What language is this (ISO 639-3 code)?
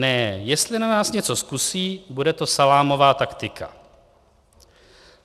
ces